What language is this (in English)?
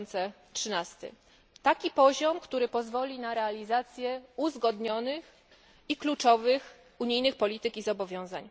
Polish